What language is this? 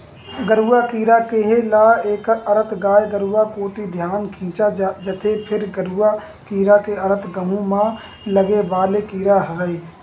Chhattisgarhi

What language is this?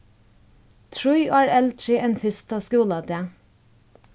Faroese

